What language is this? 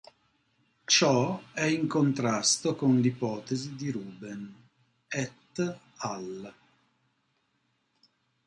Italian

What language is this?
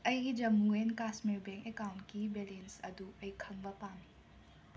Manipuri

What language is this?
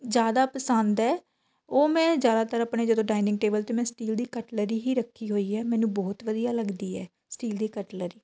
Punjabi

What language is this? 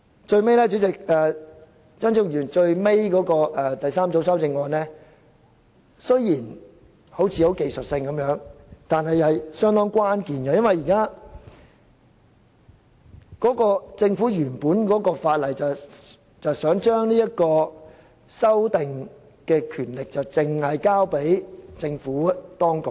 Cantonese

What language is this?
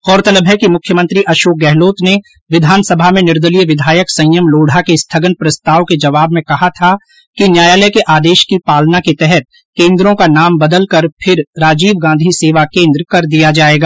Hindi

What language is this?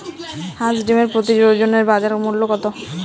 Bangla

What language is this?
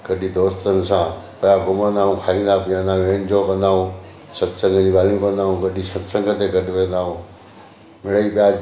Sindhi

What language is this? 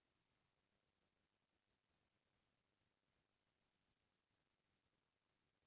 Chhattisgarhi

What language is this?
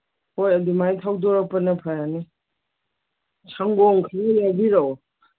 Manipuri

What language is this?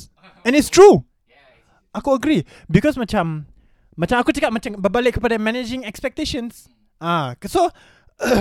Malay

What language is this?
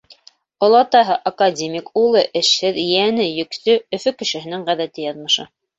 Bashkir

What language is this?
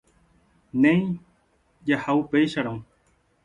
Guarani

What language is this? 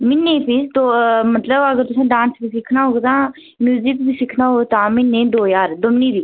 Dogri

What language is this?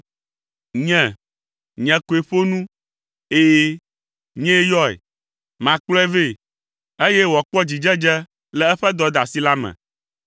Ewe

